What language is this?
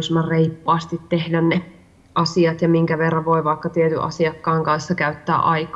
Finnish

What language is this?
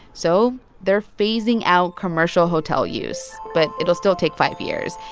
English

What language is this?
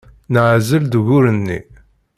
Kabyle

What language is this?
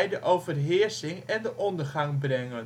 Dutch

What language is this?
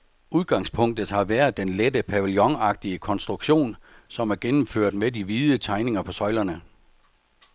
Danish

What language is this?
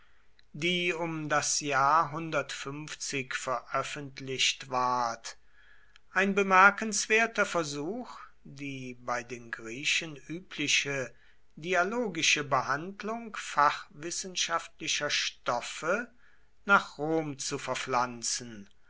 German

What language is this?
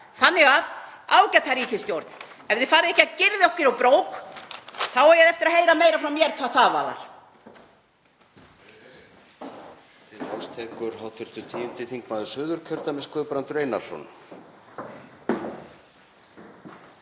Icelandic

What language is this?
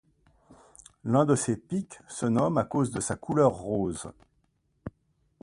French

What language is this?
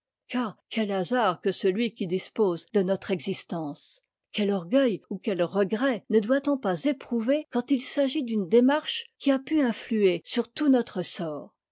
French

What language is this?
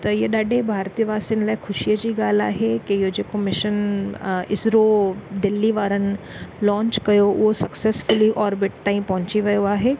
Sindhi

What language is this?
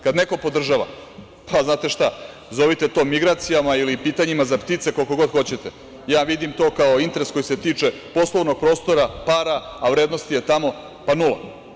Serbian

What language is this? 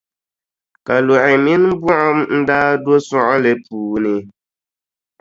Dagbani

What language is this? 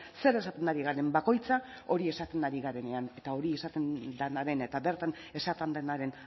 Basque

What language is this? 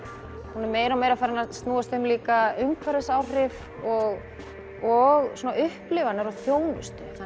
Icelandic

